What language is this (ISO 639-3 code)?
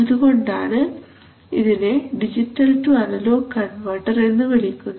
mal